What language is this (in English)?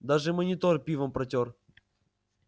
Russian